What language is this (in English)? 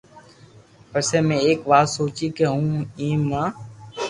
Loarki